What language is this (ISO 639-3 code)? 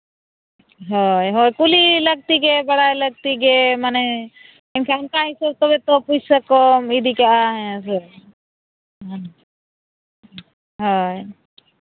sat